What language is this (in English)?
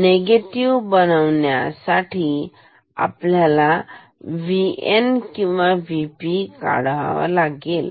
Marathi